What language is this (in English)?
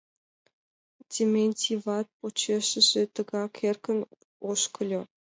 Mari